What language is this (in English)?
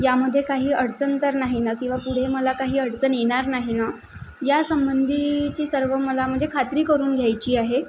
Marathi